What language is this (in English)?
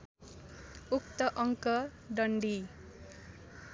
Nepali